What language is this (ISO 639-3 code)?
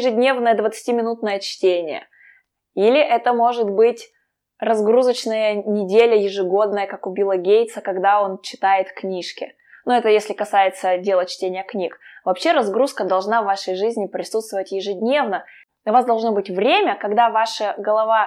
rus